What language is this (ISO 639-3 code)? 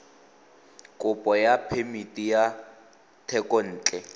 tsn